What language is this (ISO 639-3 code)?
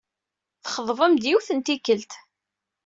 kab